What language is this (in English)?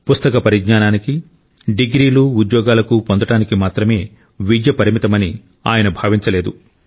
Telugu